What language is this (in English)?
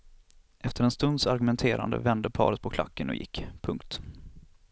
Swedish